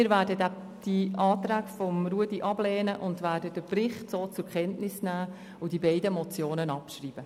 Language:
Swiss German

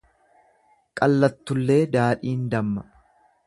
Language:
Oromo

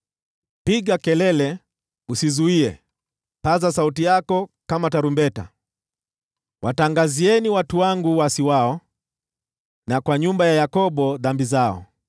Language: Swahili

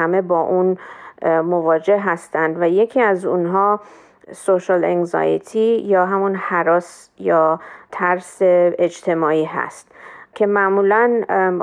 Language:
Persian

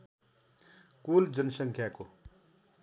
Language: Nepali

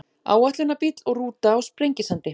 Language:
Icelandic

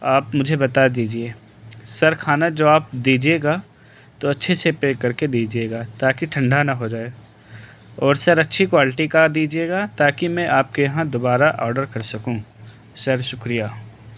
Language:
Urdu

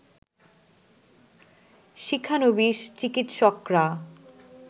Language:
Bangla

